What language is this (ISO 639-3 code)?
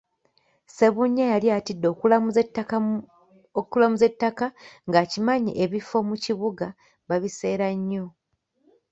lug